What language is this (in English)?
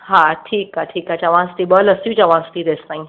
Sindhi